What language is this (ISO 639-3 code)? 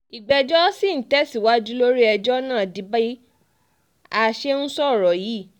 yor